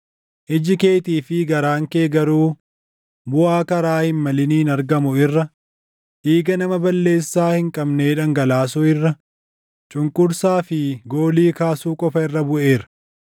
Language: Oromo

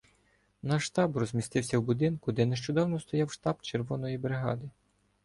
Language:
Ukrainian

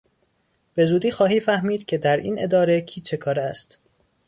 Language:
Persian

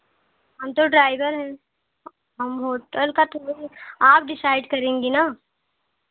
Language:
Hindi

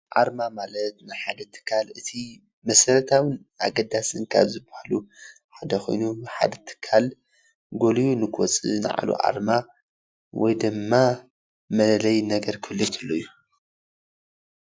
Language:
Tigrinya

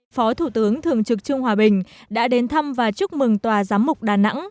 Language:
Vietnamese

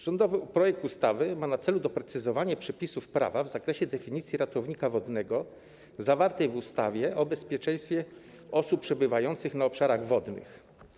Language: Polish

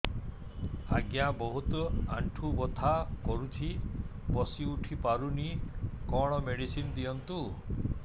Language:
Odia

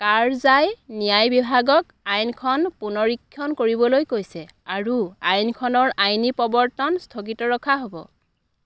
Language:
Assamese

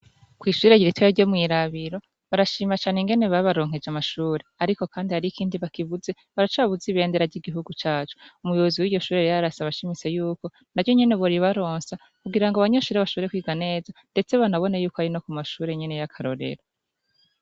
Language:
Rundi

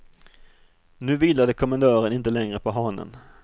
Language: Swedish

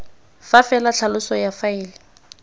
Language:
Tswana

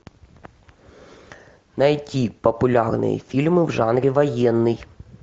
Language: Russian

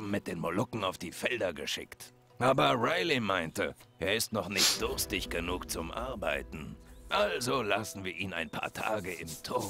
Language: German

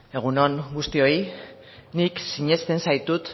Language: Basque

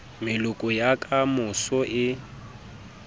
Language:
Southern Sotho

